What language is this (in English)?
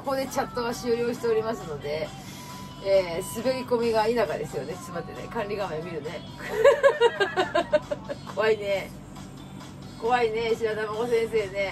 Japanese